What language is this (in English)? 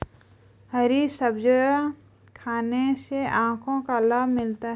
Hindi